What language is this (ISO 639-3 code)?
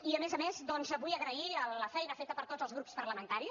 cat